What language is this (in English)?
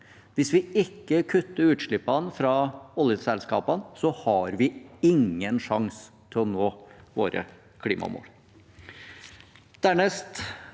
Norwegian